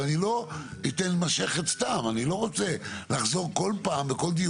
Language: Hebrew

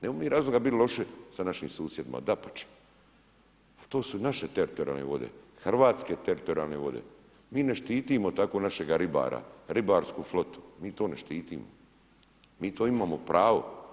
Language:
Croatian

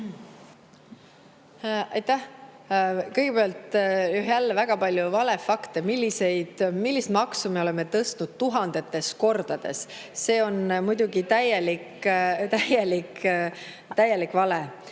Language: Estonian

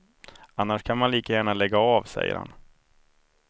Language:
Swedish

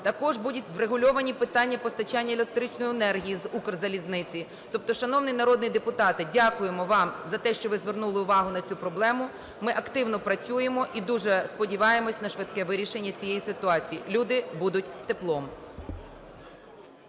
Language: Ukrainian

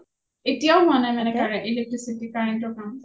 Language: Assamese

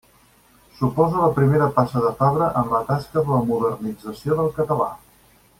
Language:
Catalan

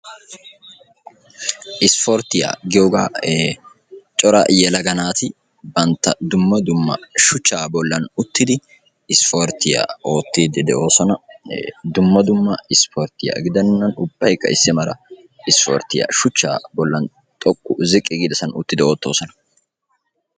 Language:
Wolaytta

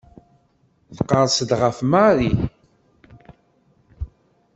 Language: Kabyle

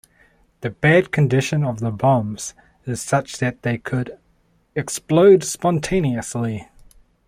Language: English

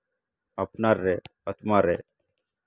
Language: Santali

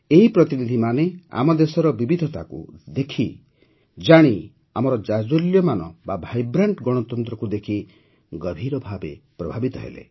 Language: Odia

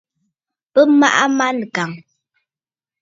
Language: Bafut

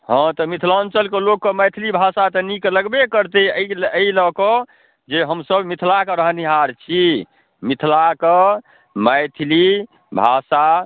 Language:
Maithili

